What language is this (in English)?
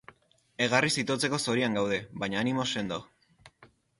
Basque